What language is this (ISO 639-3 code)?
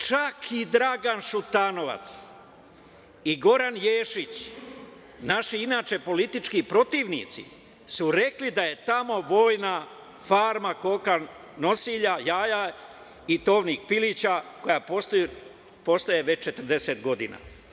srp